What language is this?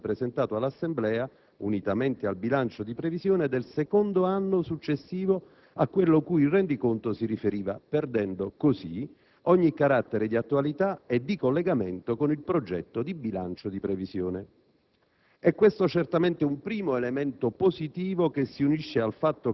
Italian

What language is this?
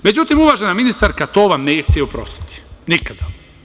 Serbian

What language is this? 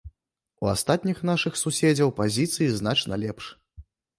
Belarusian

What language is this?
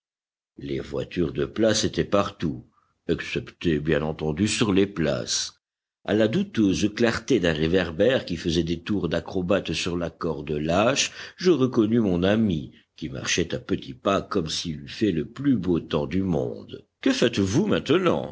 French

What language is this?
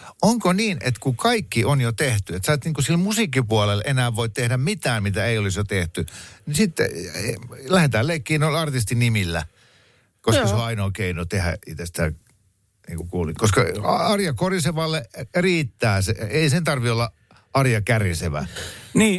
Finnish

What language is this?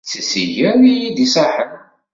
Kabyle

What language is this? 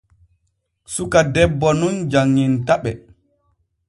Borgu Fulfulde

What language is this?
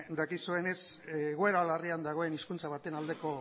Basque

